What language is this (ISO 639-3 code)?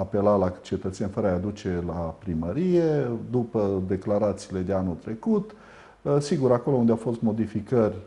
ron